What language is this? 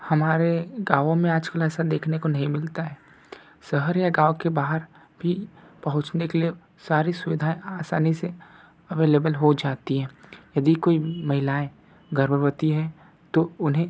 Hindi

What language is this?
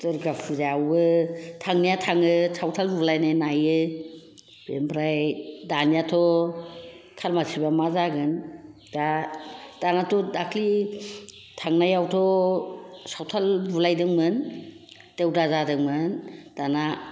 Bodo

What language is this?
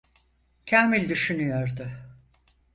Turkish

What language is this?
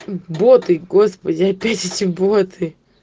Russian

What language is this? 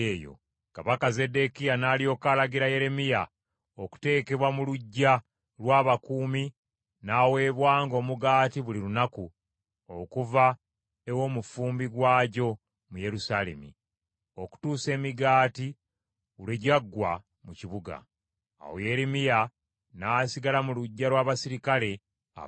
Ganda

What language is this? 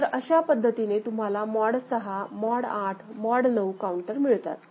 Marathi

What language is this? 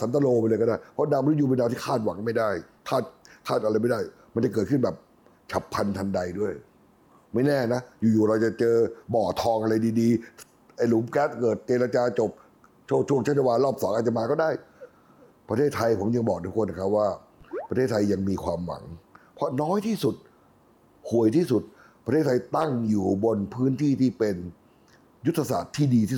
Thai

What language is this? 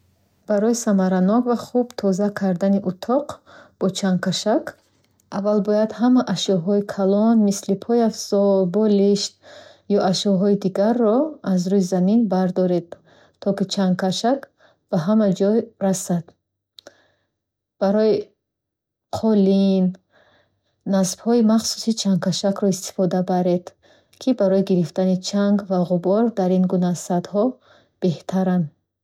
Bukharic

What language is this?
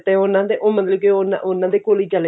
Punjabi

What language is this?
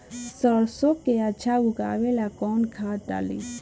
Bhojpuri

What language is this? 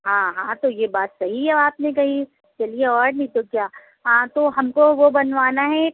Urdu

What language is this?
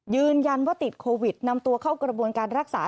Thai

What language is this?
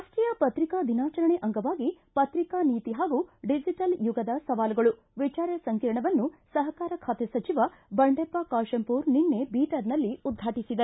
Kannada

